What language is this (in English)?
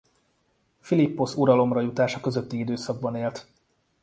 Hungarian